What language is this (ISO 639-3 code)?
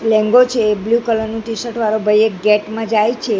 guj